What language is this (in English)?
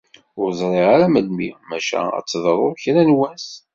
Kabyle